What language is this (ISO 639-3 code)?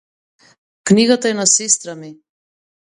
mkd